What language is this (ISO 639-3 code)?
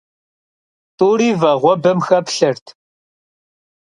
kbd